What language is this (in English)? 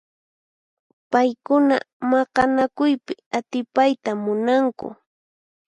Puno Quechua